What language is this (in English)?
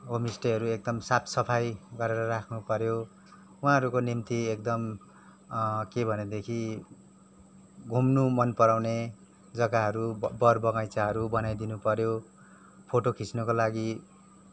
Nepali